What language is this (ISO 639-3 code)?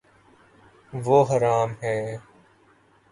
urd